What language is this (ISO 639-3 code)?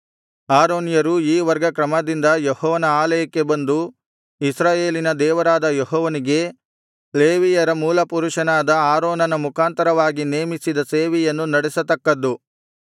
kan